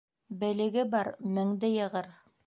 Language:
Bashkir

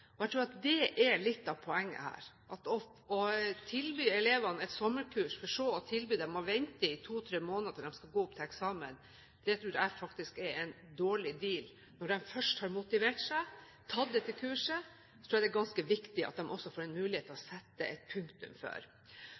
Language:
Norwegian Bokmål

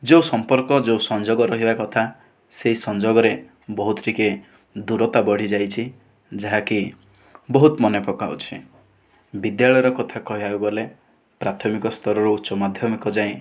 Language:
Odia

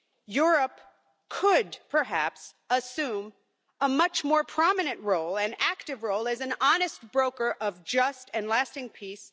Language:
English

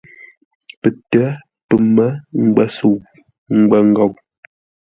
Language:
Ngombale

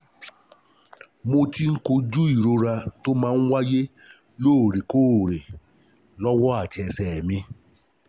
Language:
Yoruba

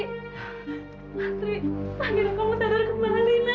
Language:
Indonesian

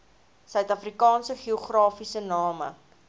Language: Afrikaans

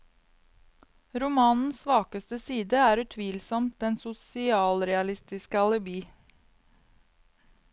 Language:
Norwegian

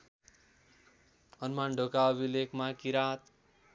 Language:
Nepali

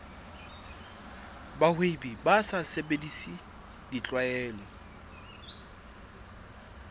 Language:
Southern Sotho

